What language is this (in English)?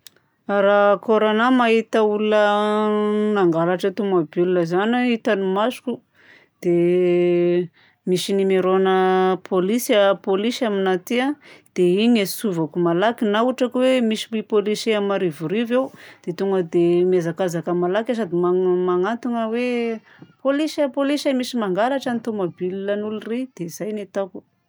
Southern Betsimisaraka Malagasy